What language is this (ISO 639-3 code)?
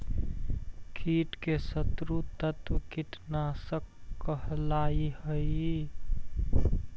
mag